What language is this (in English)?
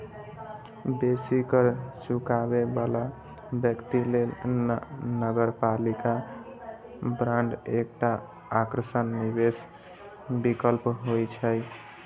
Maithili